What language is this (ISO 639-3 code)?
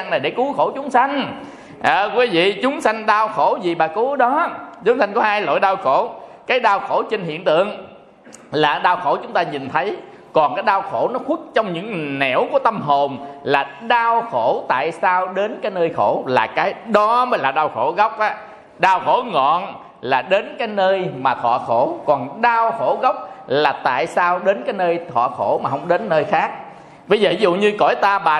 vie